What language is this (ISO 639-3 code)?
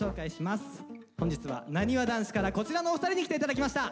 jpn